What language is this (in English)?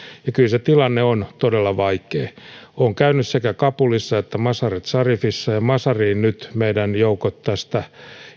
Finnish